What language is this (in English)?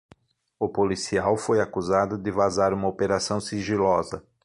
Portuguese